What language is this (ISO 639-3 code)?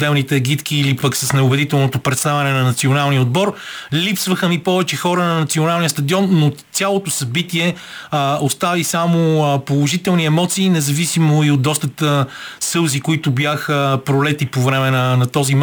bul